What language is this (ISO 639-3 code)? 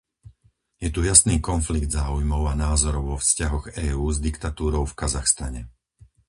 slk